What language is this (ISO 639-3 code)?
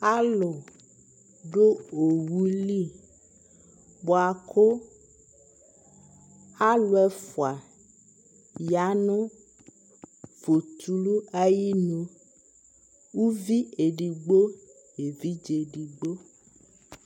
kpo